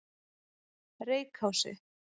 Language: Icelandic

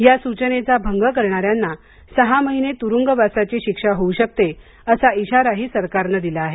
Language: Marathi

